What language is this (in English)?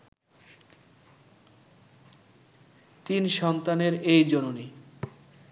Bangla